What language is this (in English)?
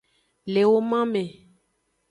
Aja (Benin)